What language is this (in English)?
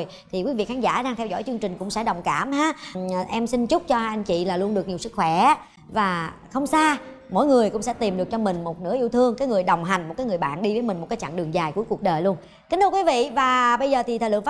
Vietnamese